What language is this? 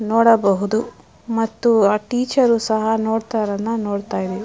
Kannada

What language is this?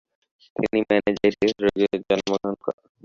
Bangla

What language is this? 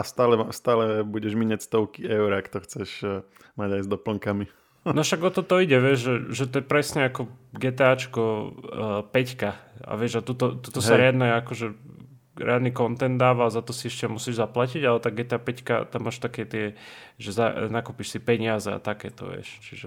Slovak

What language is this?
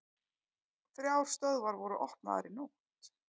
Icelandic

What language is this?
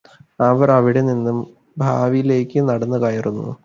Malayalam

